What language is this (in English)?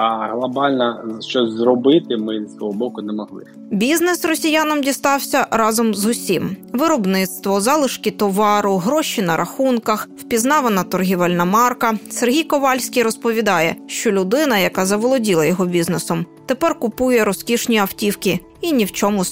Ukrainian